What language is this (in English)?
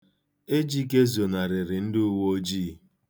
Igbo